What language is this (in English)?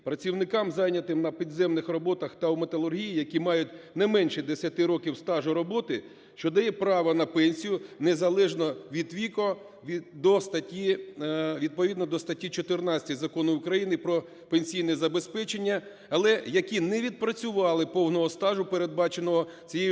Ukrainian